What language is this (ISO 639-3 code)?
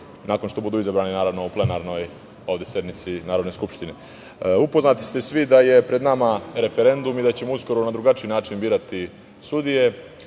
srp